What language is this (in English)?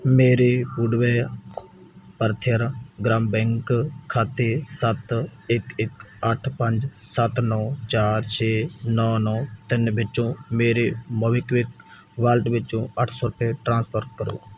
Punjabi